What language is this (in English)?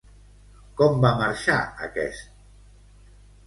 Catalan